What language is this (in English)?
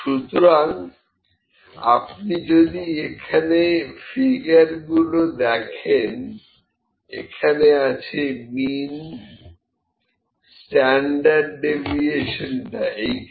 Bangla